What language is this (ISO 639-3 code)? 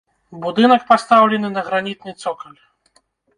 bel